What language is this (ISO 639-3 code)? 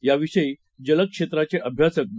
mar